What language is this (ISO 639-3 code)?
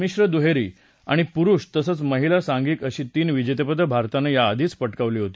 mar